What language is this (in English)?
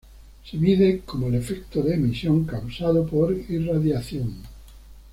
Spanish